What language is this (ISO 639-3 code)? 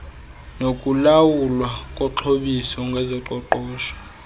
xho